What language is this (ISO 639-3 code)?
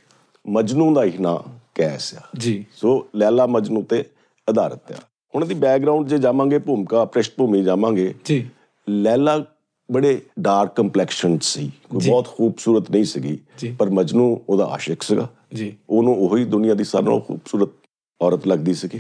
pan